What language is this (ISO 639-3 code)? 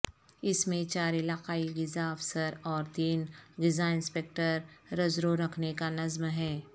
urd